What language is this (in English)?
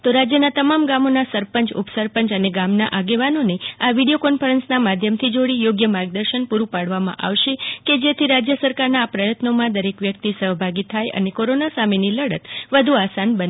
Gujarati